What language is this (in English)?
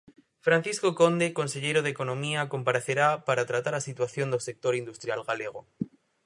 Galician